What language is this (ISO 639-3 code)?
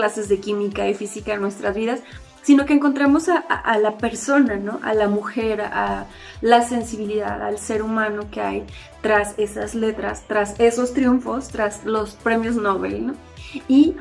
spa